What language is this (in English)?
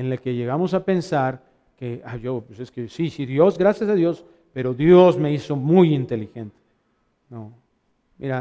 Spanish